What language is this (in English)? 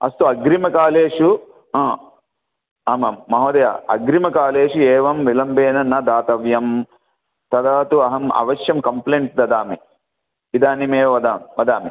Sanskrit